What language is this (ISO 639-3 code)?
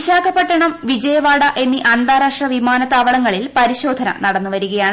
mal